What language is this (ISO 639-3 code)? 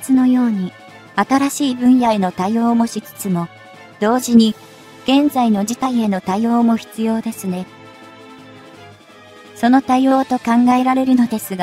jpn